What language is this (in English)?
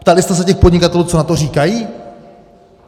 Czech